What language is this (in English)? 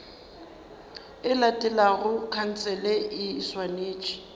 Northern Sotho